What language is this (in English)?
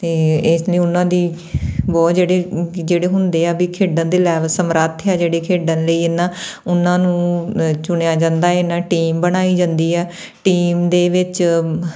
Punjabi